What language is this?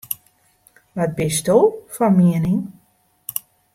Western Frisian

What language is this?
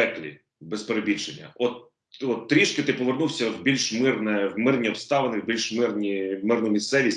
Ukrainian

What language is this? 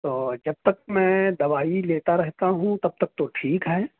Urdu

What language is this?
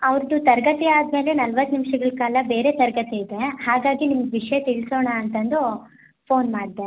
Kannada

